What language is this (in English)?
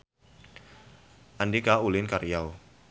Sundanese